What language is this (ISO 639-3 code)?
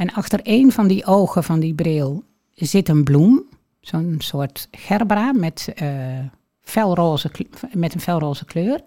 nld